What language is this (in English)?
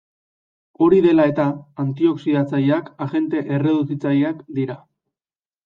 Basque